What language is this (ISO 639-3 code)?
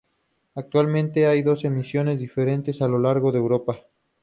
spa